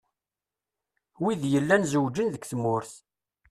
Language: Kabyle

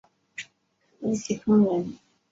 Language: Chinese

